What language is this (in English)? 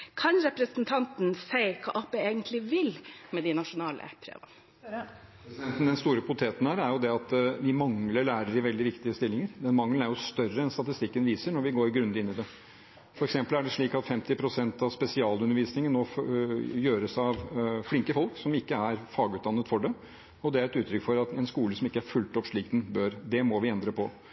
Norwegian Bokmål